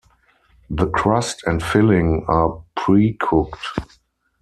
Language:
English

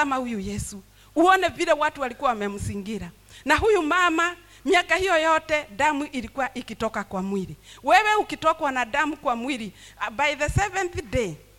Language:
Swahili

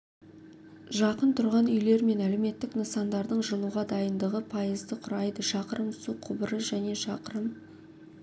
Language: Kazakh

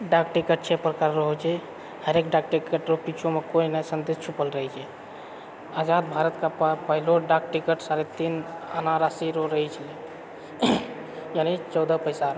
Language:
Maithili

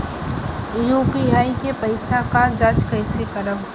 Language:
Bhojpuri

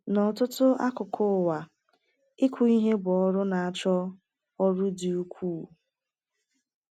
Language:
Igbo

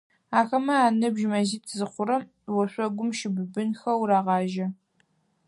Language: Adyghe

